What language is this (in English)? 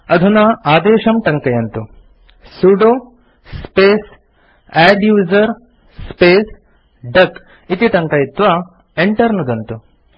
Sanskrit